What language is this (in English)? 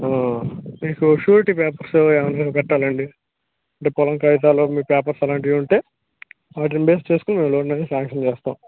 Telugu